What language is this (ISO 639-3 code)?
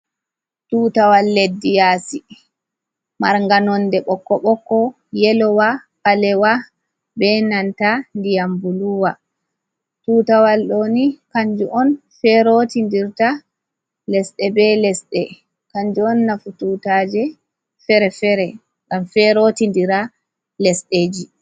ful